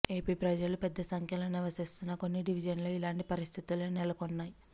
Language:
Telugu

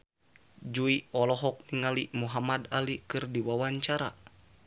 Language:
Sundanese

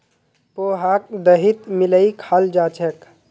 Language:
Magahi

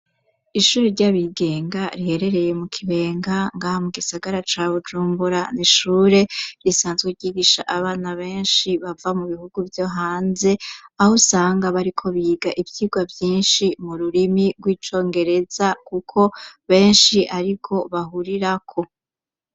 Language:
Rundi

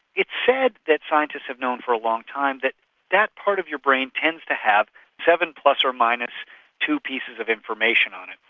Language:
English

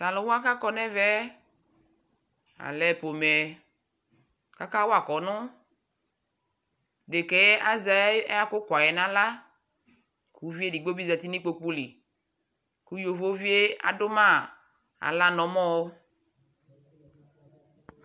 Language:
Ikposo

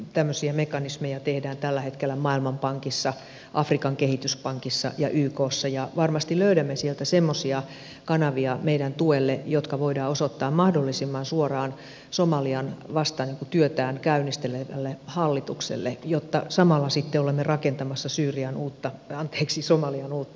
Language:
Finnish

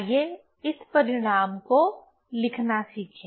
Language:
Hindi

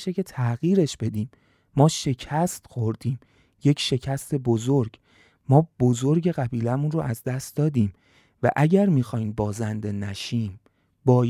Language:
Persian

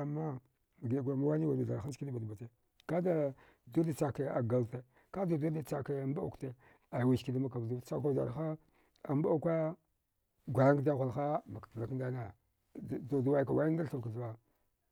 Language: Dghwede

